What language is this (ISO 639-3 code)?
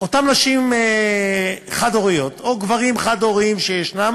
heb